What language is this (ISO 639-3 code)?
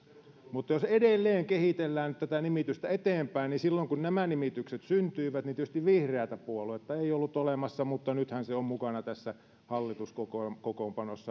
fin